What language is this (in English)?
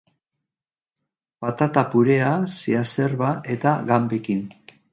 Basque